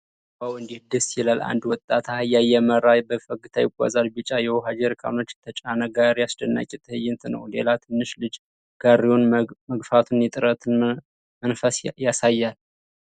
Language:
Amharic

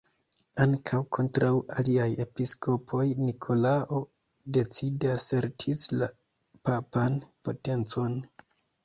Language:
Esperanto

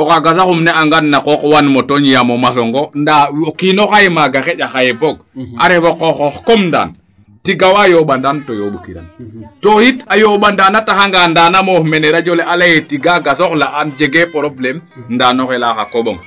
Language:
Serer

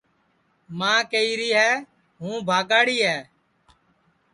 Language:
Sansi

